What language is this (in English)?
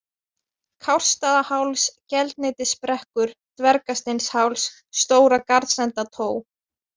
Icelandic